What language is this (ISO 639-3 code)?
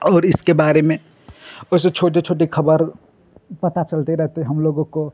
hin